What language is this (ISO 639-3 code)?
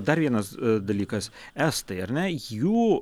lit